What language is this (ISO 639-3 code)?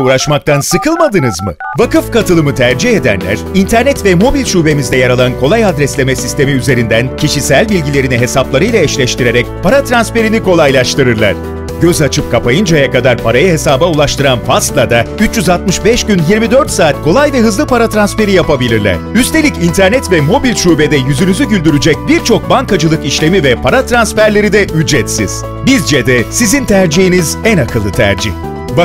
tur